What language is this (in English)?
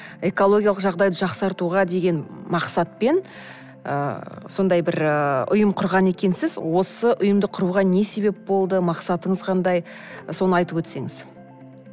Kazakh